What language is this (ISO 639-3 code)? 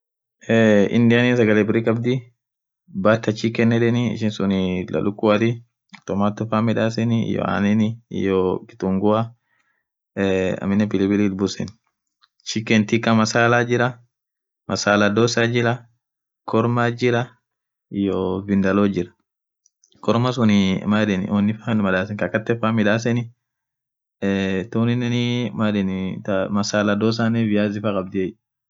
orc